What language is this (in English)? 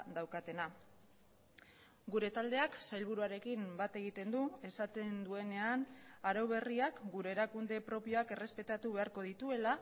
Basque